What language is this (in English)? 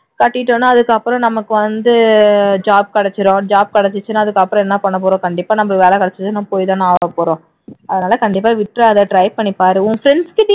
Tamil